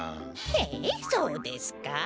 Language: Japanese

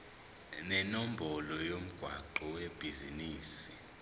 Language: Zulu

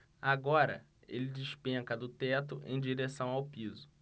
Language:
Portuguese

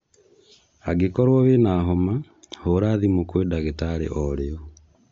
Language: Kikuyu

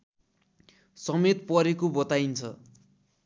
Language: Nepali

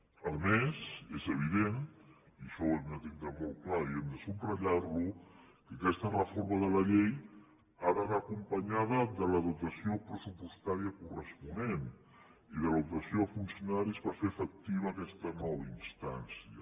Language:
Catalan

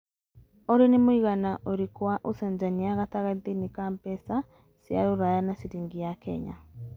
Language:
Kikuyu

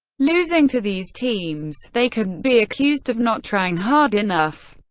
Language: English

